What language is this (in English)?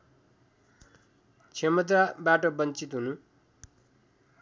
Nepali